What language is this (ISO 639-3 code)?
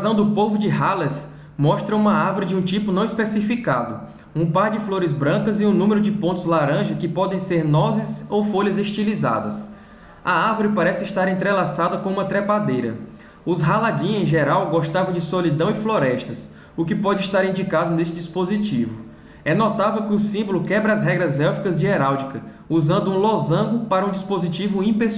por